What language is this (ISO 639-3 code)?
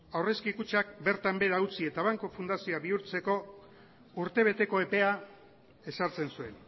eus